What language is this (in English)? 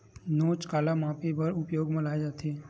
Chhattisgarhi